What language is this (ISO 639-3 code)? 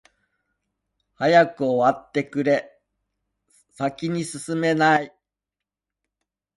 jpn